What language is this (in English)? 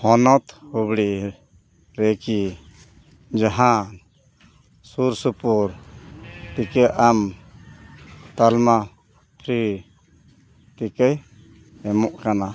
Santali